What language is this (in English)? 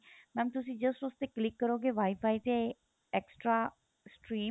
Punjabi